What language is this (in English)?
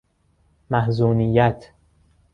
Persian